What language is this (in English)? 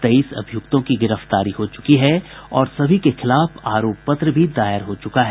Hindi